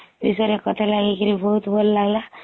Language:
Odia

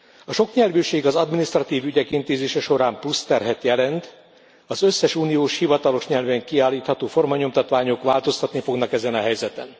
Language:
Hungarian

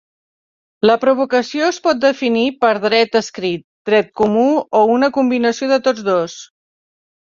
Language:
Catalan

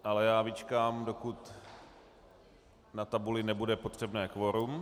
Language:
Czech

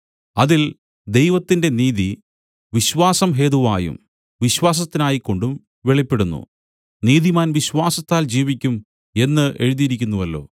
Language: Malayalam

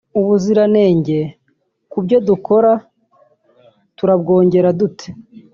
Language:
Kinyarwanda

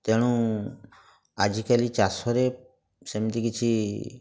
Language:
Odia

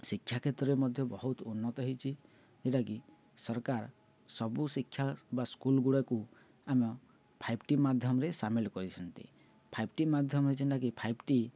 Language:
Odia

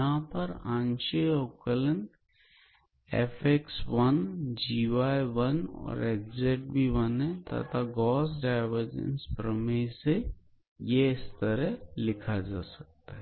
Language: Hindi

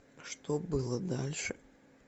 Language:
Russian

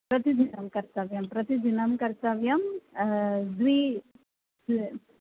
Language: Sanskrit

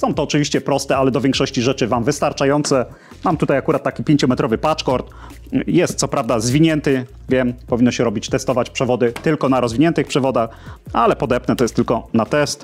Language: Polish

